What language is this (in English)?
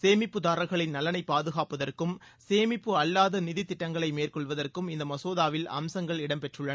Tamil